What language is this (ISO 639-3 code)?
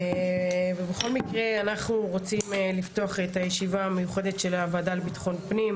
heb